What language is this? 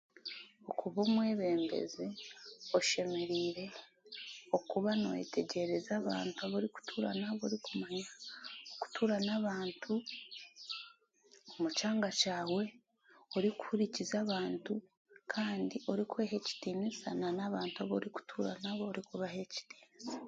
Chiga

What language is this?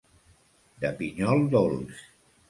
Catalan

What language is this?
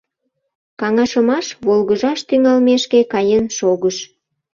Mari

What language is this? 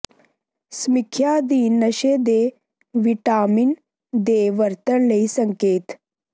Punjabi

